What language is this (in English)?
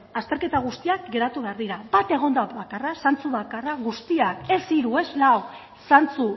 Basque